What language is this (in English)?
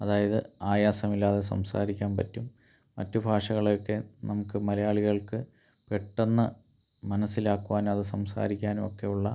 Malayalam